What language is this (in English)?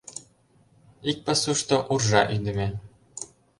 Mari